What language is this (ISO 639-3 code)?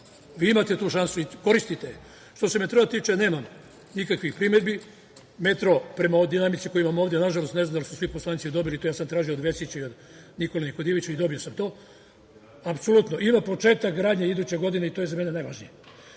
srp